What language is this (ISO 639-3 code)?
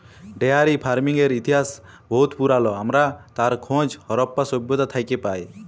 ben